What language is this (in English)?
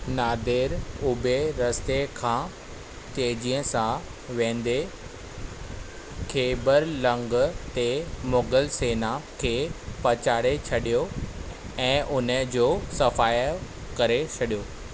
Sindhi